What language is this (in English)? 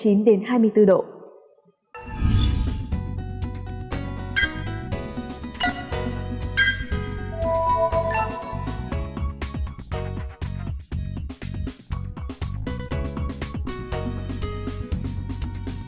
Vietnamese